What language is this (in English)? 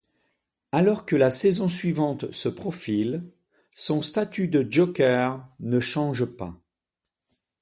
French